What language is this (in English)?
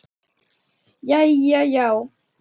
Icelandic